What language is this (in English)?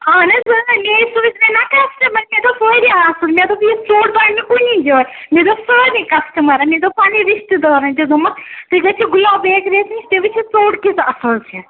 Kashmiri